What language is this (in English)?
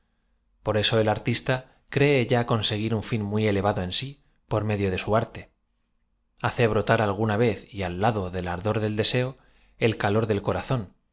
Spanish